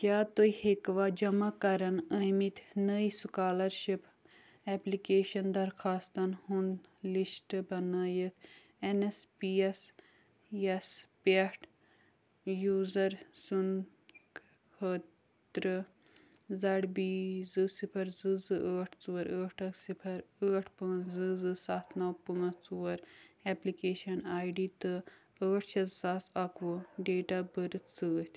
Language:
Kashmiri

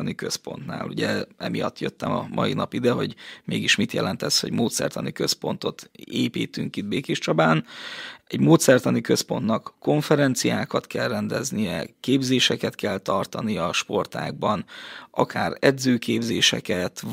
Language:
Hungarian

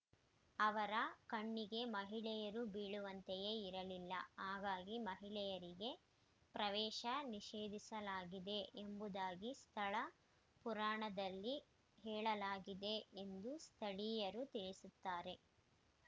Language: Kannada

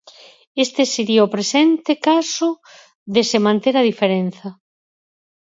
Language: Galician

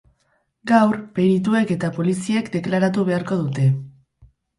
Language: Basque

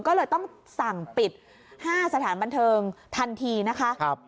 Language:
Thai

